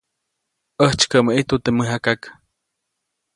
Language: Copainalá Zoque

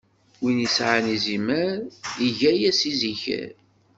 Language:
Kabyle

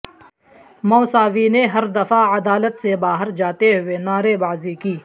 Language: Urdu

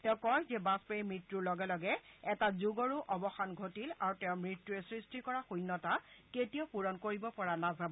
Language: Assamese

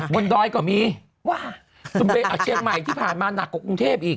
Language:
Thai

